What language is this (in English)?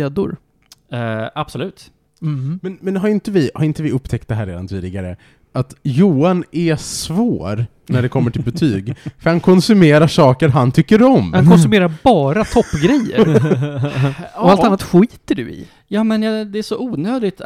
Swedish